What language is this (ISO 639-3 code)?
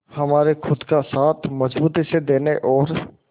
hin